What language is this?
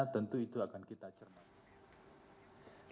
Indonesian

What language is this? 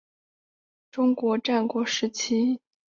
Chinese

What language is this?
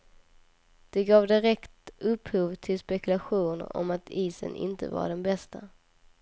Swedish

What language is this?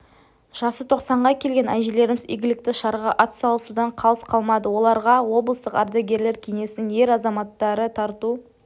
Kazakh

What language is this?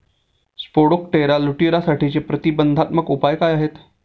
Marathi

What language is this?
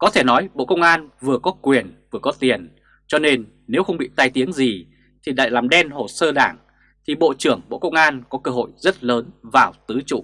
Vietnamese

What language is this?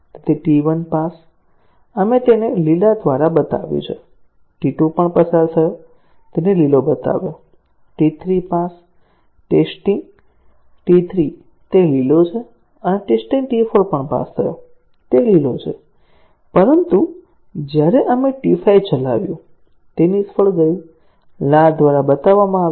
Gujarati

